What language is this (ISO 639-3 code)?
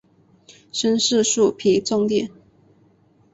zho